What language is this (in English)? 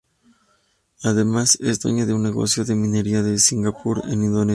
Spanish